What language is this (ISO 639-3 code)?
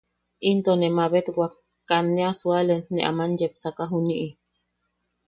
yaq